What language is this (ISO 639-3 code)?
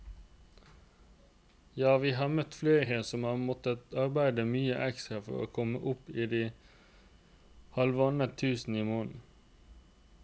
nor